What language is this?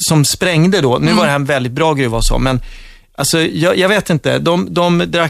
Swedish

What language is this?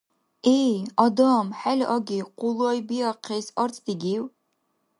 Dargwa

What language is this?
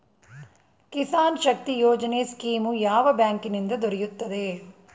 Kannada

